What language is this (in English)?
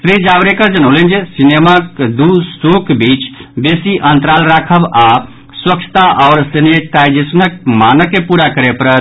Maithili